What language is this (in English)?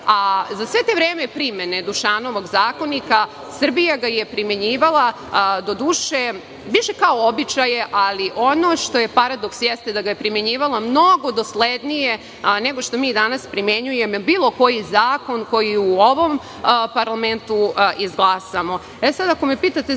Serbian